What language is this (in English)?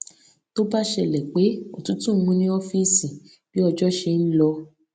Yoruba